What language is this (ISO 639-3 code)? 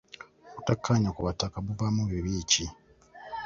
lug